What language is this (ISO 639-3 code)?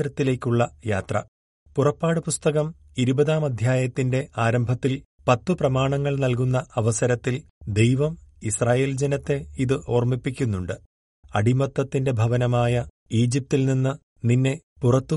mal